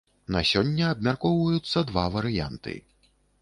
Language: Belarusian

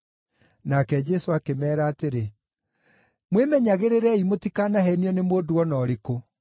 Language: Kikuyu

